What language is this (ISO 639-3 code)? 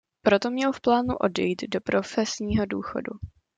ces